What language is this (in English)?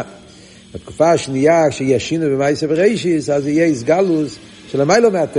Hebrew